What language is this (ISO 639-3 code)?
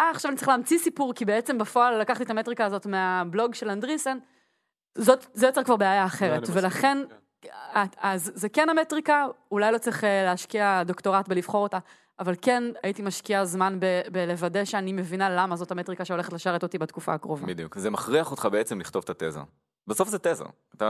heb